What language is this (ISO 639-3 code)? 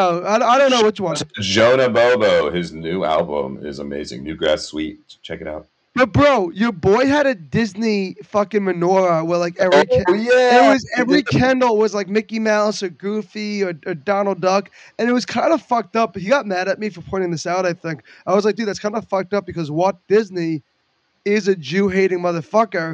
eng